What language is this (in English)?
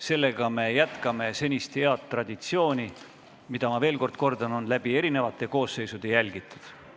Estonian